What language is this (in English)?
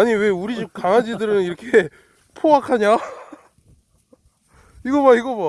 Korean